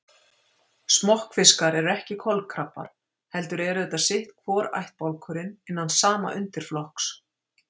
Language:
Icelandic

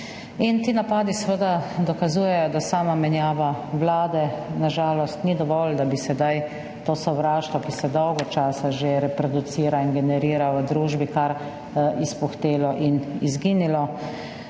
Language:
Slovenian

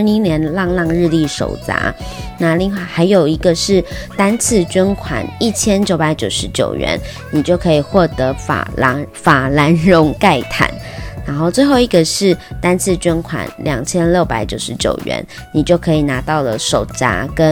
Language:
Chinese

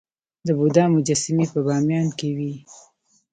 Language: Pashto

